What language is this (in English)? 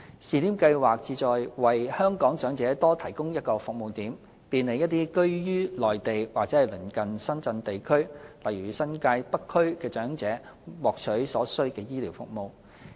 Cantonese